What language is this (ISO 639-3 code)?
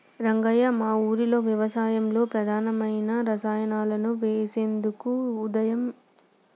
tel